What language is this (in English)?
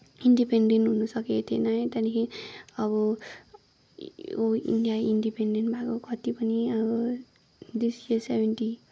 Nepali